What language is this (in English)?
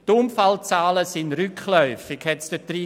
Swiss German